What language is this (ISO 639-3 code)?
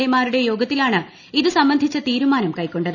mal